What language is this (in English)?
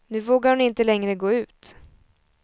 Swedish